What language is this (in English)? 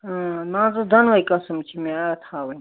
Kashmiri